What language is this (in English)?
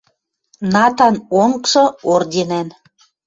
Western Mari